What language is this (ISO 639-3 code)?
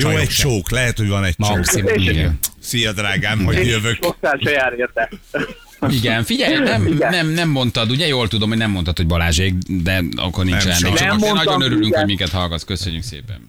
hun